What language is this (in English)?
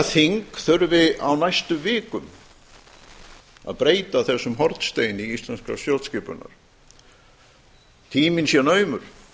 Icelandic